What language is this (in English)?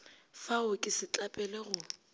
Northern Sotho